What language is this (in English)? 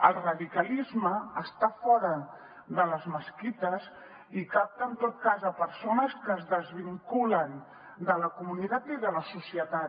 Catalan